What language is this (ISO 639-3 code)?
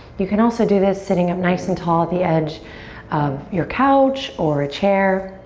eng